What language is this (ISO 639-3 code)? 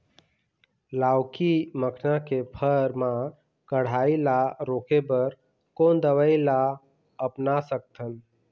hne